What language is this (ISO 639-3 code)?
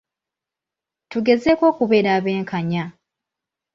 lug